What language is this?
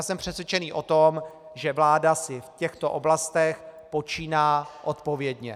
Czech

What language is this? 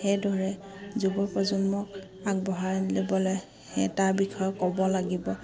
Assamese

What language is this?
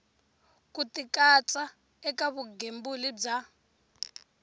Tsonga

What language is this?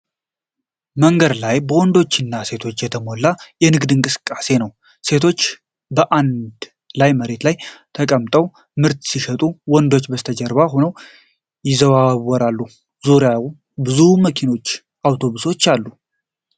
Amharic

